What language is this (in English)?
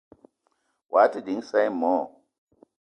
Eton (Cameroon)